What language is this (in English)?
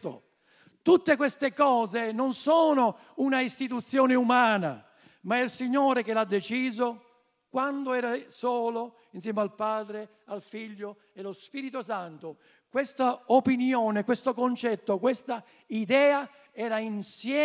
Italian